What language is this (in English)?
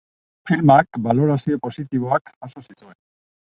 Basque